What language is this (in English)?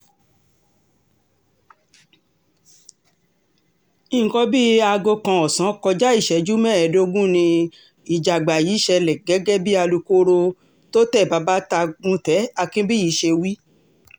Yoruba